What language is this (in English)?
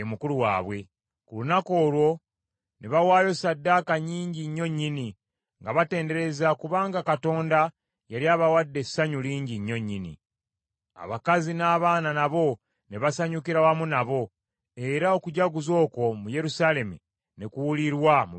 Ganda